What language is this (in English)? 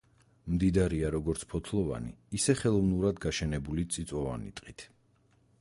Georgian